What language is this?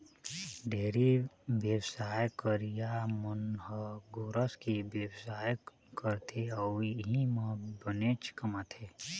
Chhattisgarhi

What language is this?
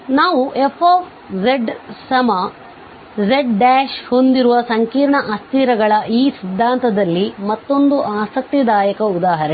Kannada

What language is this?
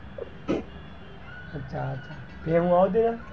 Gujarati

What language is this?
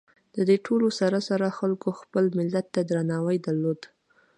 Pashto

